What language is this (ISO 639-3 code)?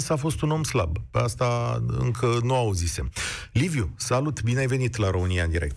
ron